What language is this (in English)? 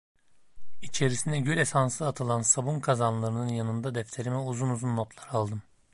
Turkish